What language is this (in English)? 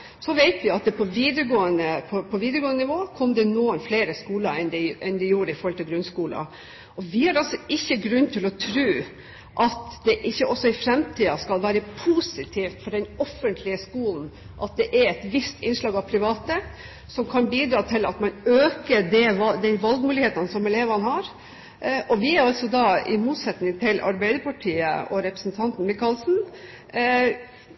Norwegian Bokmål